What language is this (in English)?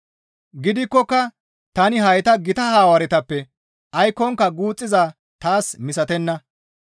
Gamo